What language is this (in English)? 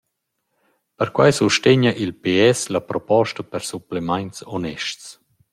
Romansh